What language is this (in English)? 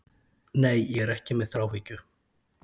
Icelandic